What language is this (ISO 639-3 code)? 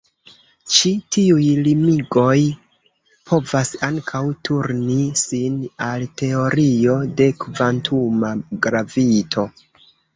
epo